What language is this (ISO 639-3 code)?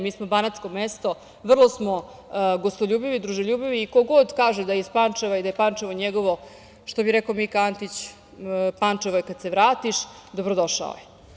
srp